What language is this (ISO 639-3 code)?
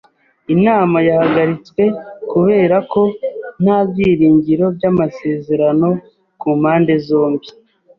kin